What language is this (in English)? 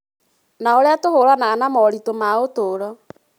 Kikuyu